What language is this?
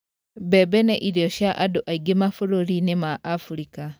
Kikuyu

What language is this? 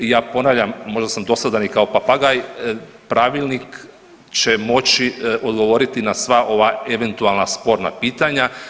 Croatian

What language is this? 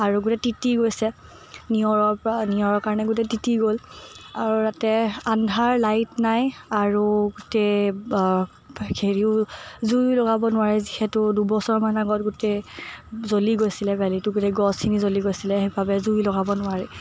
Assamese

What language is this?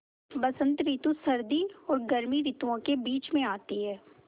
Hindi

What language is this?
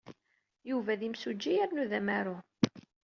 Kabyle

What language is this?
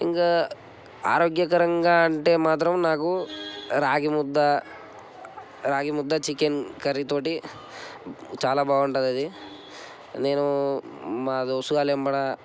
Telugu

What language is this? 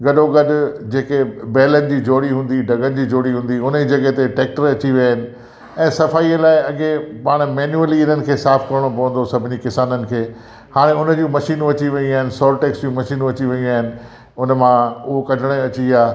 Sindhi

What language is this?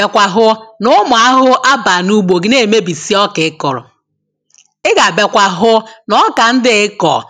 Igbo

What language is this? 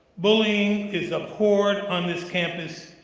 English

